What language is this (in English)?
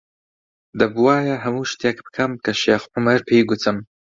Central Kurdish